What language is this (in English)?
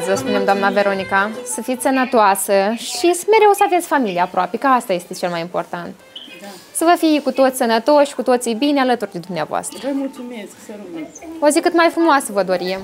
Romanian